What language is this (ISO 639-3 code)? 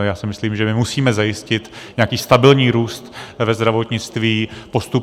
ces